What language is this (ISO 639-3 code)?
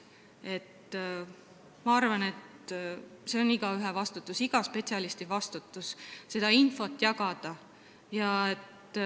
est